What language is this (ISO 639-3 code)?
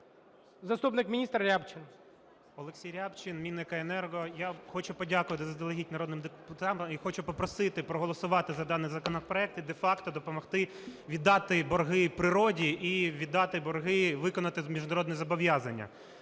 ukr